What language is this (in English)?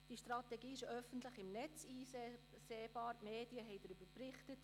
Swiss German